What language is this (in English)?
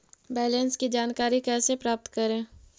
Magahi